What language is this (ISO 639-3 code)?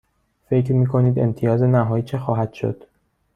fas